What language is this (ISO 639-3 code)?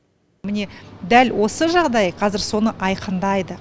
kaz